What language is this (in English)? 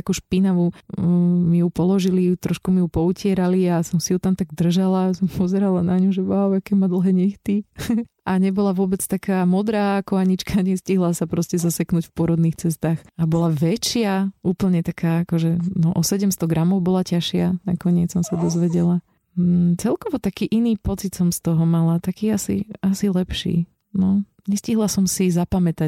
Slovak